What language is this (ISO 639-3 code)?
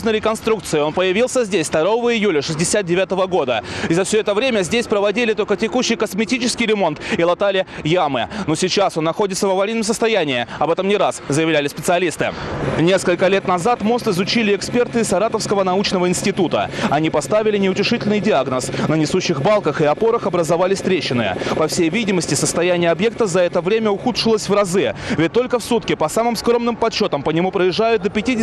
rus